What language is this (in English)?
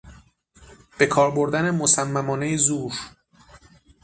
Persian